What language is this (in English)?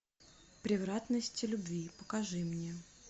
Russian